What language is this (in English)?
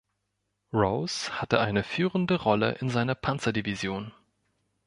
German